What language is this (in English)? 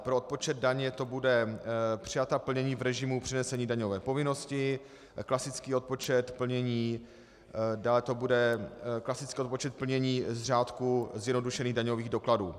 Czech